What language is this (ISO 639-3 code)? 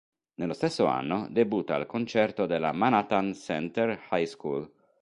ita